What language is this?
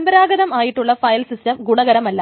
Malayalam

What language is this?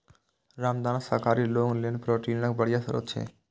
Maithili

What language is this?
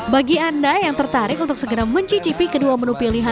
Indonesian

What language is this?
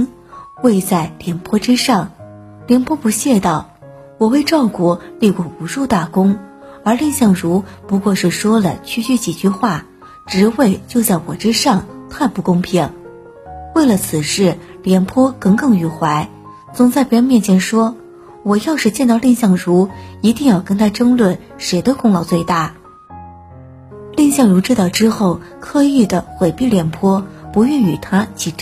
Chinese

